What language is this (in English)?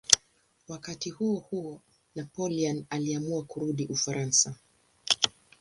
Swahili